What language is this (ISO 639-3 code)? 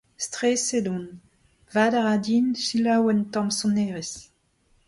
bre